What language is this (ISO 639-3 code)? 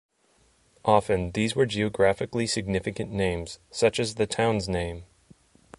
eng